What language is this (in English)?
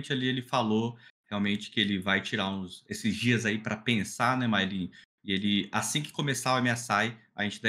Portuguese